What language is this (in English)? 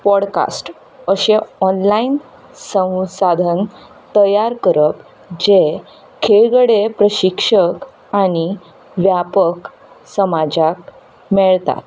Konkani